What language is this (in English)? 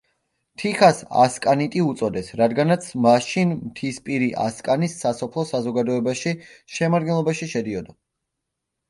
Georgian